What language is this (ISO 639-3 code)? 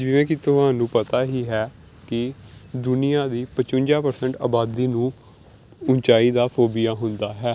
pan